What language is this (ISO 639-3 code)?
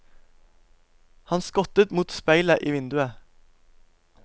nor